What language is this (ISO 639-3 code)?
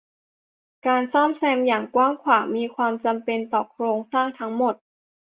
tha